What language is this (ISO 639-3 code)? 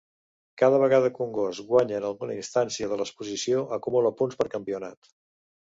cat